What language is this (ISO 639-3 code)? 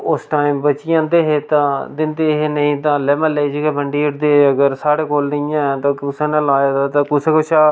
doi